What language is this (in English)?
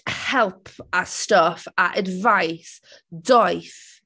Welsh